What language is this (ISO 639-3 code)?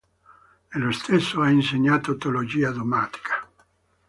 ita